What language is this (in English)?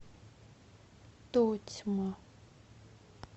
Russian